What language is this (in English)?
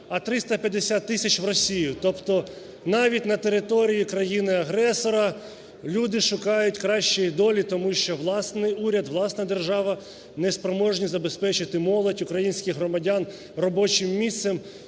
Ukrainian